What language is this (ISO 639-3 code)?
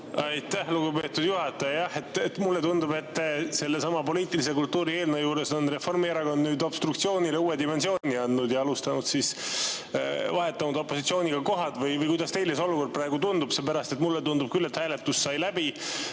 est